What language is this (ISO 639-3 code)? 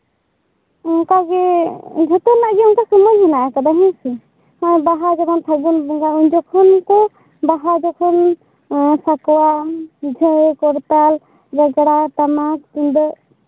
sat